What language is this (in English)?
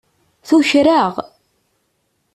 Kabyle